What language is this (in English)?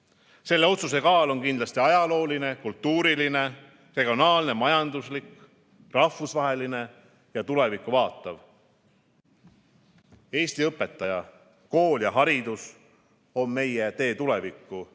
Estonian